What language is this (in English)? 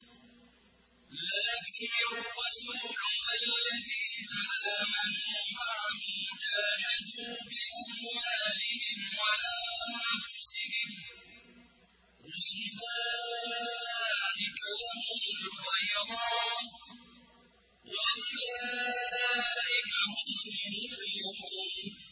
Arabic